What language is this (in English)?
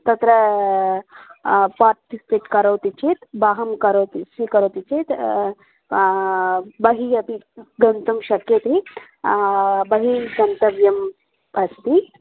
Sanskrit